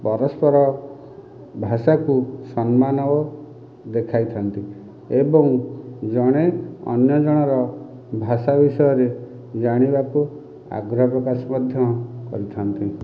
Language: Odia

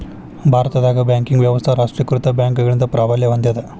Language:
Kannada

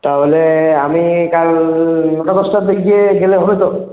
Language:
Bangla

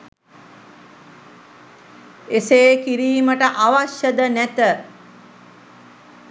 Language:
Sinhala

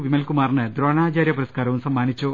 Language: Malayalam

